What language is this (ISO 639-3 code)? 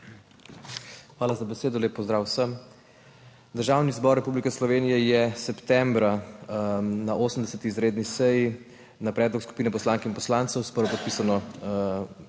slv